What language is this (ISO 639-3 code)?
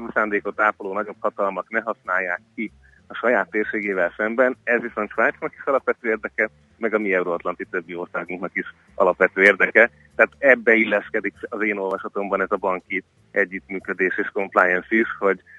hun